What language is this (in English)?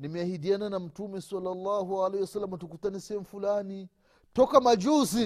Swahili